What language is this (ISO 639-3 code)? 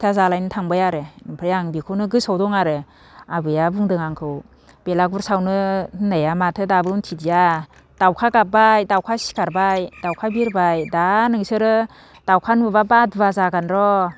brx